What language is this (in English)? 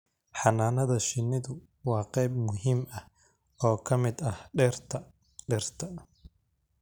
Somali